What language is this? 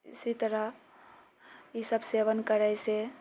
Maithili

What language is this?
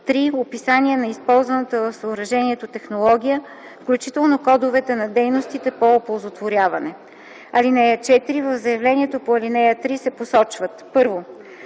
Bulgarian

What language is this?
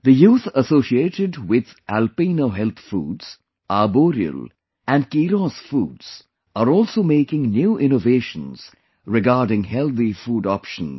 English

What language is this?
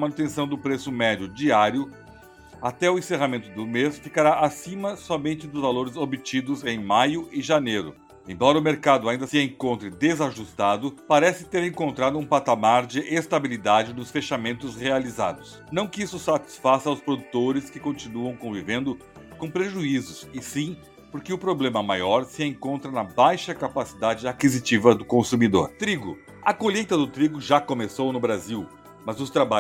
Portuguese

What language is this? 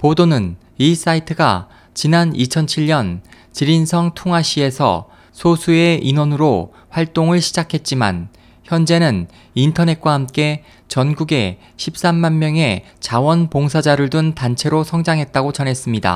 Korean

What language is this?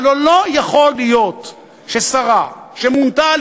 Hebrew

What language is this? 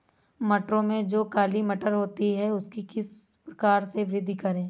Hindi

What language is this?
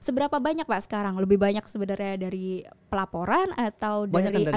Indonesian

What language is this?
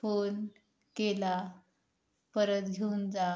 Marathi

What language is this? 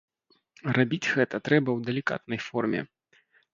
Belarusian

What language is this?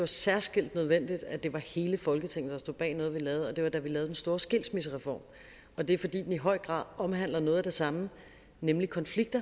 Danish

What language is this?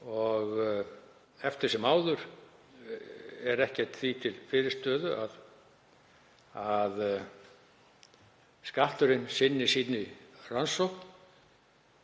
Icelandic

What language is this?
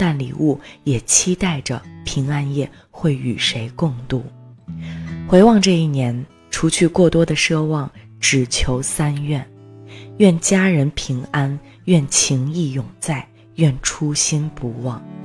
Chinese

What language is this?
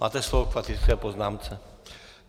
Czech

